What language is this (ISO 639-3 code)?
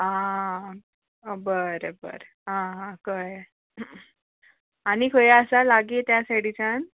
kok